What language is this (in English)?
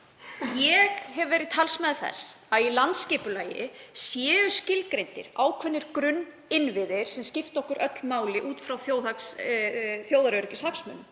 Icelandic